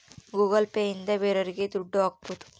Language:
Kannada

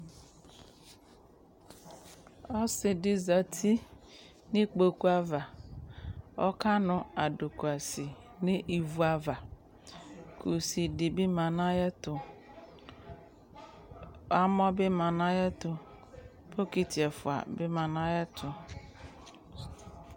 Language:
Ikposo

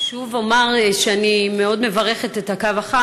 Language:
Hebrew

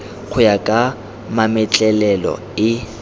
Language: Tswana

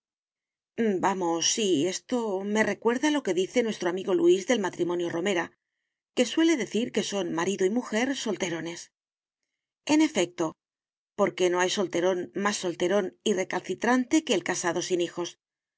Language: Spanish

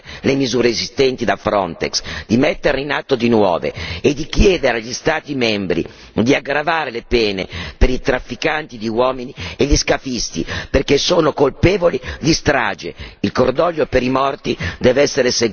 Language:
Italian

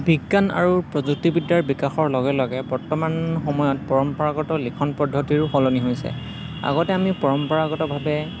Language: Assamese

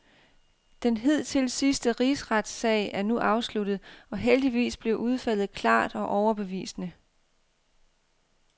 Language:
Danish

